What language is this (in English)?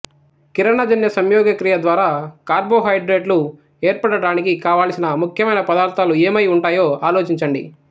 Telugu